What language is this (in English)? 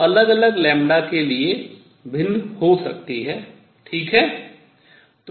Hindi